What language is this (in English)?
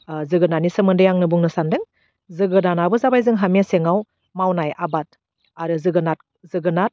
Bodo